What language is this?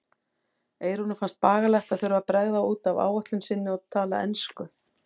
Icelandic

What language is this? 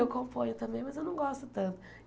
Portuguese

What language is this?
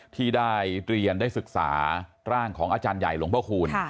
Thai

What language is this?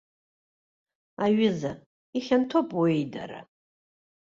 Abkhazian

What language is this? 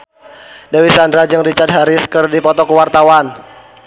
Sundanese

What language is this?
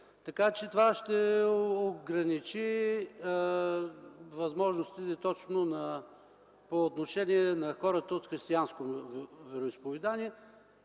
Bulgarian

